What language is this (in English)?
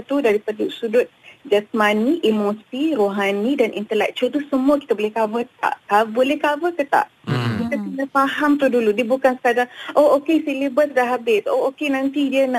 Malay